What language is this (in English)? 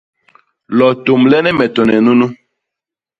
Basaa